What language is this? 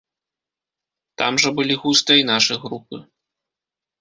Belarusian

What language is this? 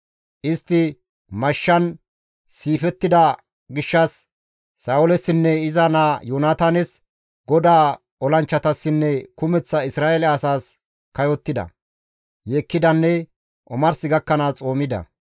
Gamo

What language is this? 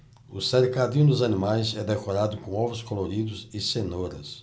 Portuguese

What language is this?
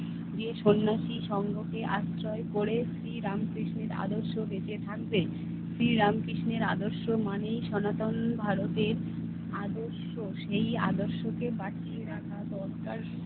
Bangla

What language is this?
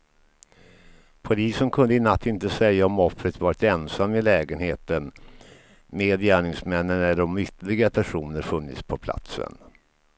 Swedish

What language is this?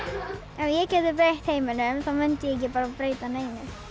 Icelandic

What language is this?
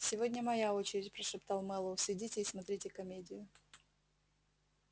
Russian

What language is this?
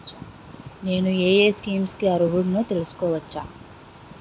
Telugu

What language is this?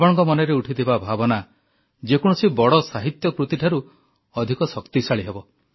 Odia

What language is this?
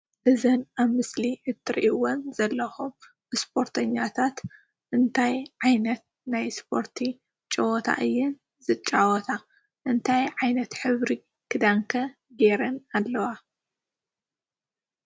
Tigrinya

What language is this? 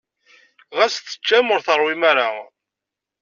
Kabyle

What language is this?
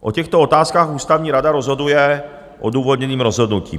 Czech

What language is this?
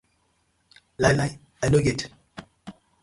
Nigerian Pidgin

